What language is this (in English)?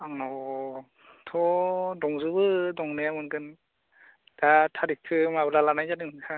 Bodo